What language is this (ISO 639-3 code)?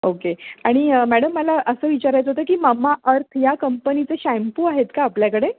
mar